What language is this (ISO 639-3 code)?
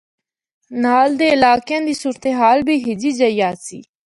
hno